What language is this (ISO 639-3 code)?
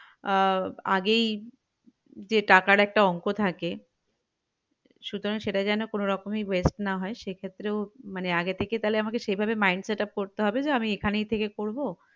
ben